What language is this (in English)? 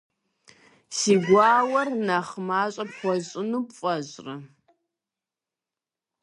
Kabardian